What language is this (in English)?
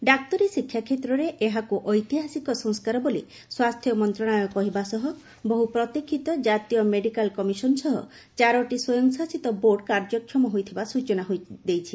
Odia